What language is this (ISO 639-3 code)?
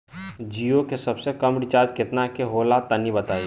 bho